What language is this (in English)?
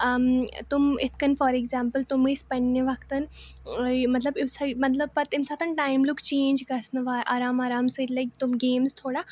Kashmiri